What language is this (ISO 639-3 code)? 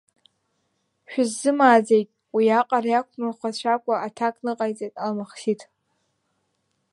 abk